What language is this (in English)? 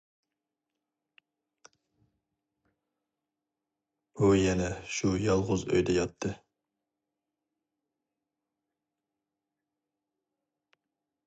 Uyghur